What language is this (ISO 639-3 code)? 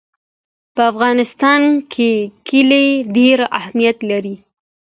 pus